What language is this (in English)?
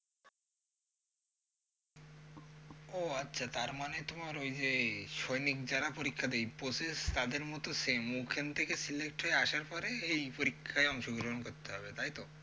Bangla